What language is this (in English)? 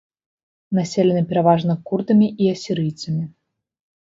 Belarusian